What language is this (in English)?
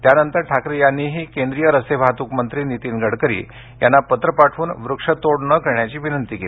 Marathi